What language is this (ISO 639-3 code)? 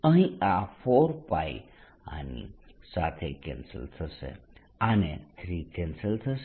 guj